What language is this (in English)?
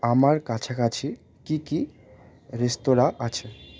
Bangla